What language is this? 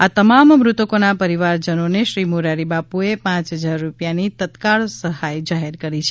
Gujarati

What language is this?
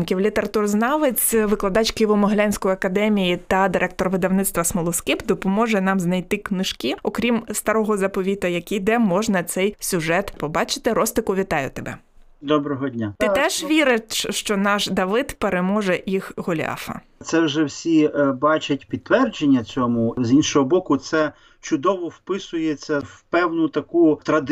Ukrainian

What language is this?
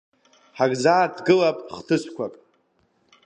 Abkhazian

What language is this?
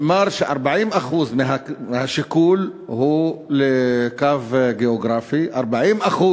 Hebrew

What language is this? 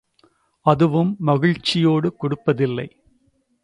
Tamil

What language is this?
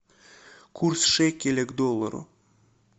Russian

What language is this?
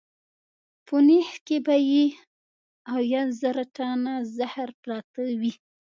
Pashto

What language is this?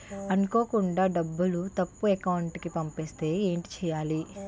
Telugu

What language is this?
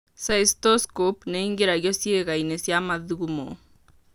Kikuyu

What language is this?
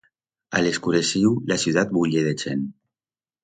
Aragonese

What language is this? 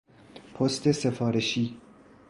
Persian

